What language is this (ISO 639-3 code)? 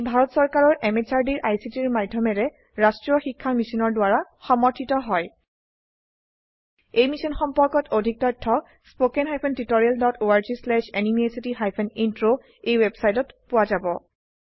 asm